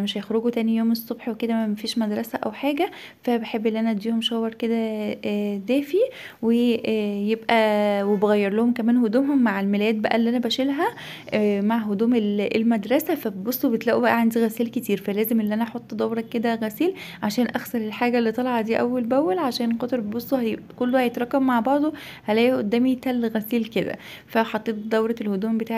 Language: Arabic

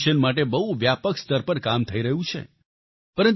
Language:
Gujarati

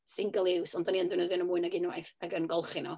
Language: Welsh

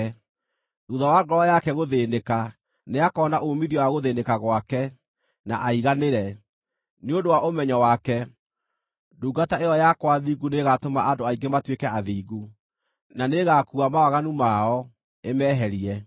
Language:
Kikuyu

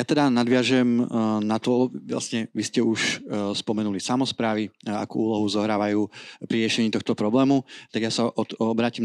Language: Slovak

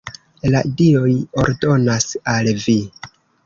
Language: Esperanto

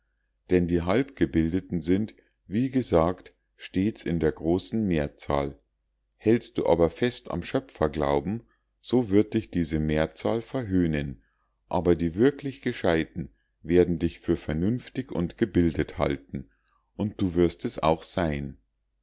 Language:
German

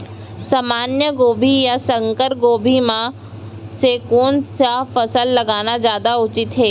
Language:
Chhattisgarhi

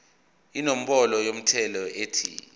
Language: Zulu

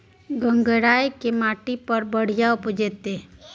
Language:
Maithili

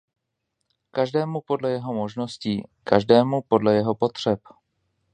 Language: Czech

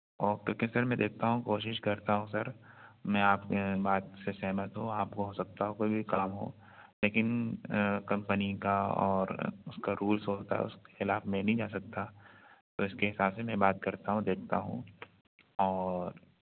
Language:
Urdu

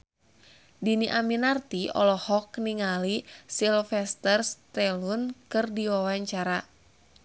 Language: Sundanese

